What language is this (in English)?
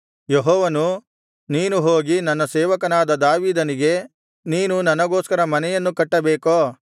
Kannada